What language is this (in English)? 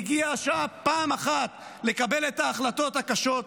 Hebrew